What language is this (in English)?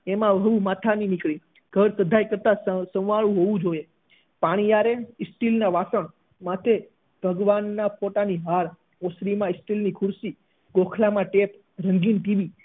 Gujarati